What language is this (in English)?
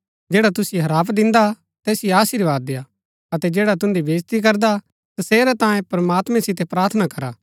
Gaddi